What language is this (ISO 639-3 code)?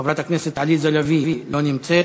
heb